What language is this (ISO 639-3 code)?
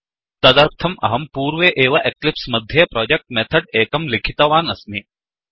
san